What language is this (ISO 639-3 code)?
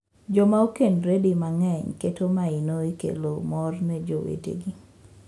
luo